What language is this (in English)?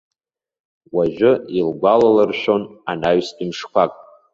Abkhazian